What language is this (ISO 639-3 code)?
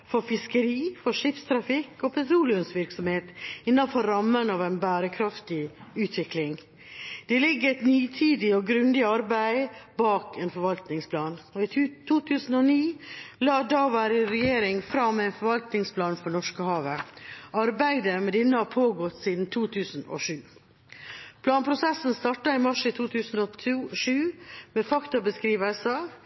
nob